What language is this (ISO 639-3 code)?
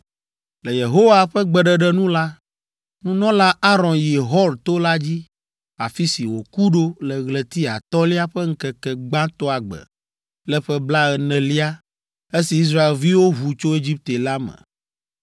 ewe